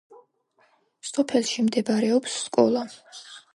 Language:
Georgian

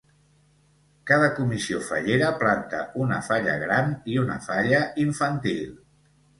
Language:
Catalan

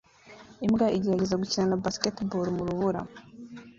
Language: Kinyarwanda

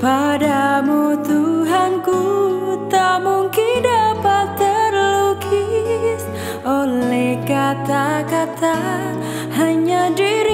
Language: Indonesian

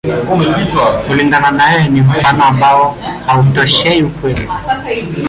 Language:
Swahili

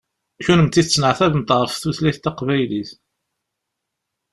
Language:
Kabyle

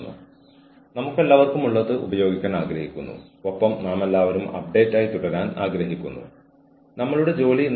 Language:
Malayalam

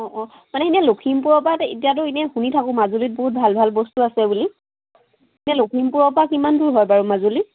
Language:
Assamese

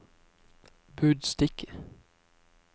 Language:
Norwegian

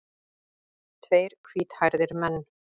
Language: Icelandic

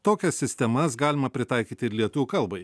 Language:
Lithuanian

